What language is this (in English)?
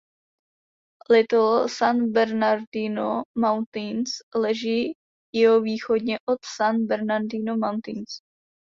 Czech